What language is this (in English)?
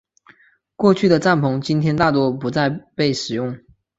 Chinese